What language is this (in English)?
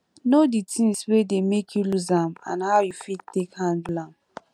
Nigerian Pidgin